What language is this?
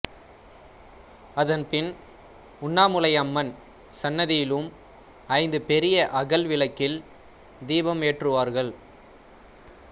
Tamil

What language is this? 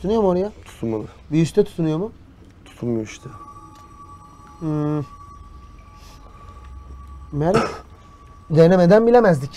Turkish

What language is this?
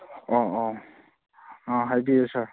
Manipuri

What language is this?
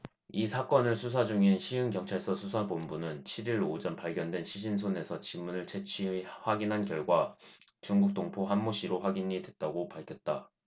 Korean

